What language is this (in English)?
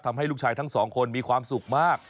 Thai